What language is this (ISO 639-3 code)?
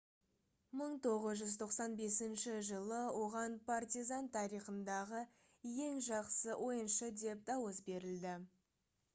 kaz